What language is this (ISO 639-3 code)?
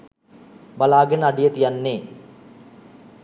sin